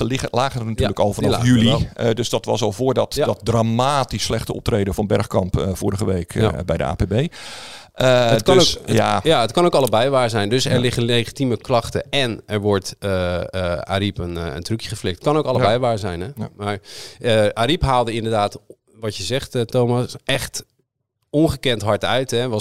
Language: Dutch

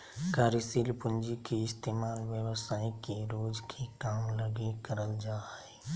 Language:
Magahi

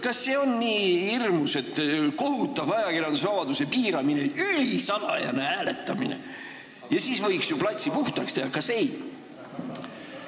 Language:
Estonian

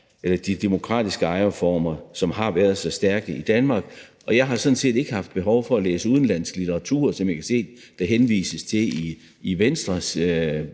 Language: Danish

